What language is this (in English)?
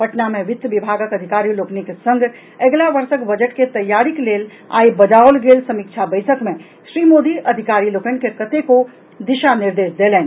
Maithili